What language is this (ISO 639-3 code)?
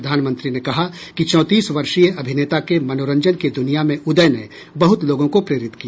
hin